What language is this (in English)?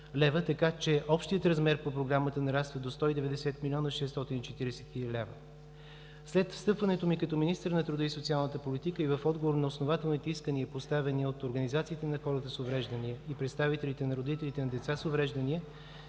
Bulgarian